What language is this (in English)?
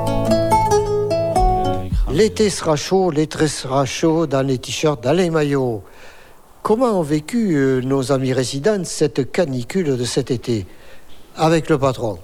French